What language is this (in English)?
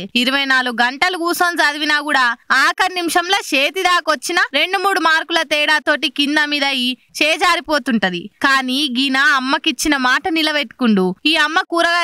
Telugu